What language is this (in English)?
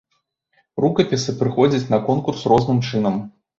Belarusian